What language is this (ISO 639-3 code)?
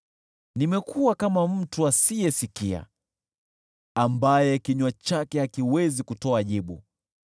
swa